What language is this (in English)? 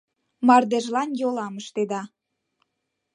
Mari